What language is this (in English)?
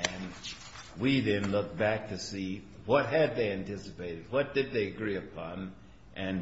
English